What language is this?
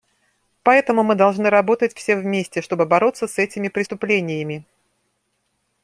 Russian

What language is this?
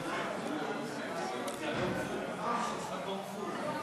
Hebrew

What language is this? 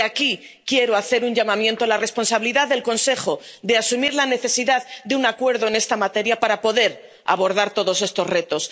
Spanish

